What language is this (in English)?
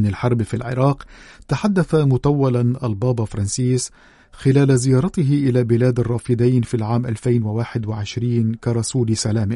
Arabic